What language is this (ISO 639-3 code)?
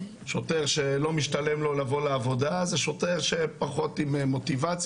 heb